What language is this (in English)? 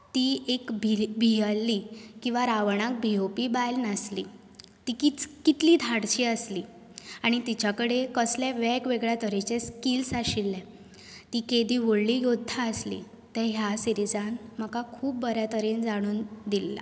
Konkani